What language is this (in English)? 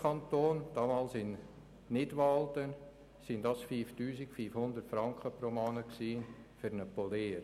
Swiss German